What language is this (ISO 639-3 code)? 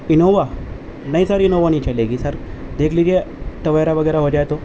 urd